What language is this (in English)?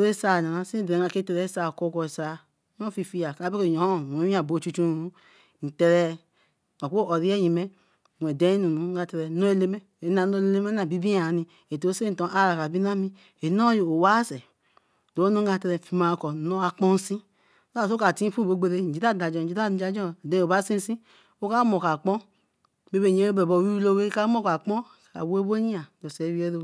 Eleme